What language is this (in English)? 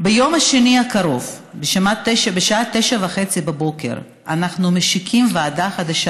Hebrew